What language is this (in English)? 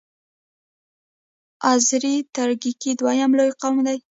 Pashto